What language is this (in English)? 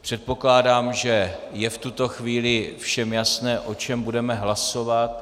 Czech